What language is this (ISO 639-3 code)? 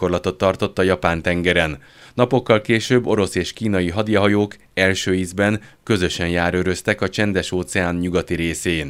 hun